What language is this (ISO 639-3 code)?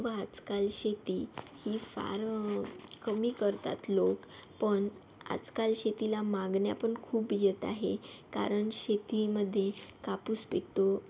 mar